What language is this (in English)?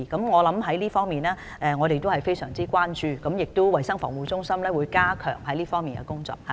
Cantonese